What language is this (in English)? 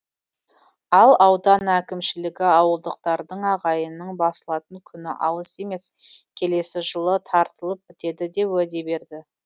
Kazakh